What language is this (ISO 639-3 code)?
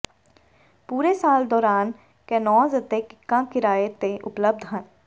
pan